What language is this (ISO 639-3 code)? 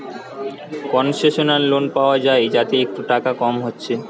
ben